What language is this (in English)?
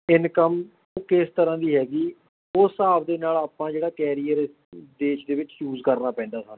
Punjabi